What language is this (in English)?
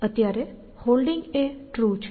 Gujarati